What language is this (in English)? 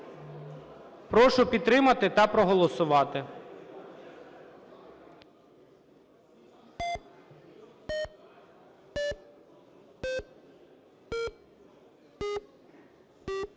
Ukrainian